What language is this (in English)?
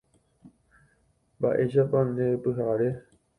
Guarani